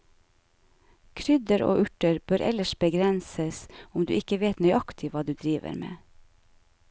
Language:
Norwegian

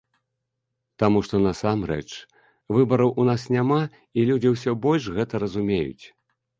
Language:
Belarusian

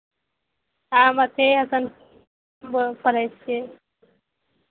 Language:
Maithili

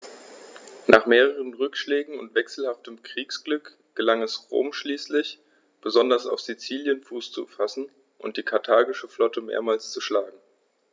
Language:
German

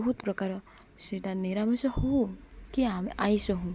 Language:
Odia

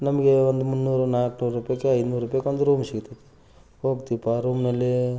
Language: Kannada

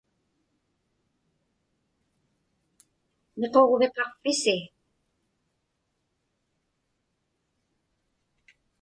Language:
Inupiaq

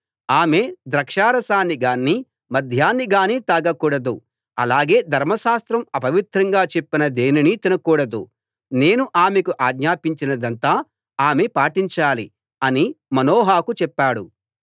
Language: Telugu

